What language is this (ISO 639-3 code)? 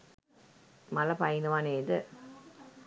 sin